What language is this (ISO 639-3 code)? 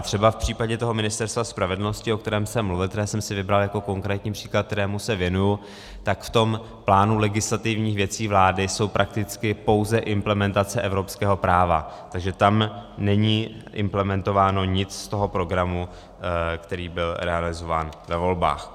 ces